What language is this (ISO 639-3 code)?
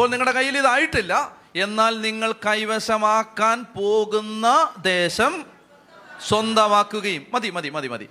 mal